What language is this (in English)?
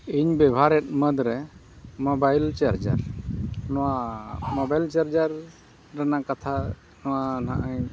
Santali